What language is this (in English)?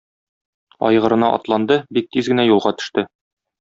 Tatar